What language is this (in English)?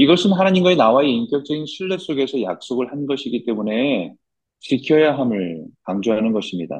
Korean